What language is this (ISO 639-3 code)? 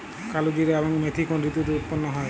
ben